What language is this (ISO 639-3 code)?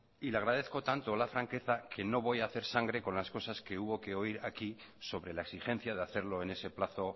spa